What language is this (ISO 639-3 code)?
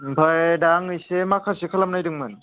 brx